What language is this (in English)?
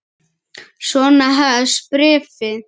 Icelandic